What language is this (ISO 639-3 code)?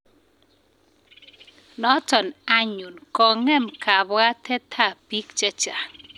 kln